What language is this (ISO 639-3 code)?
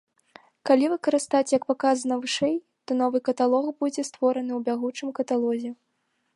bel